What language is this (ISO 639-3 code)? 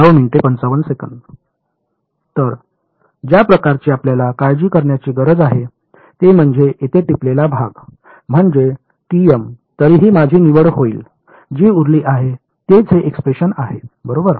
mar